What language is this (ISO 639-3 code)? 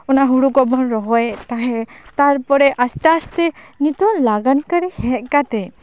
sat